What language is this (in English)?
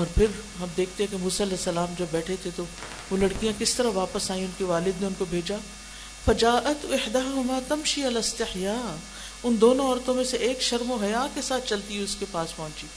Urdu